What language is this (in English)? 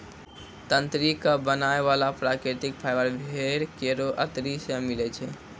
Maithili